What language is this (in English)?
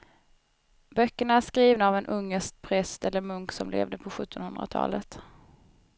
Swedish